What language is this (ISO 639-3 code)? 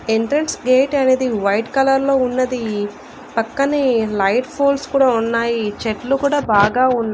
tel